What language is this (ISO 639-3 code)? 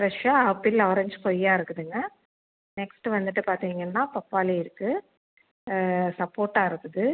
tam